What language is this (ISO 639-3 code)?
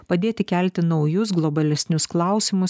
lit